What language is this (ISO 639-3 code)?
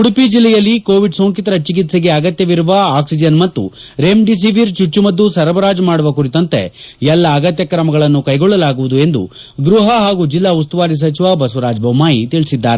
kan